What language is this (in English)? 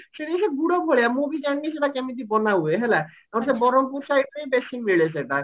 Odia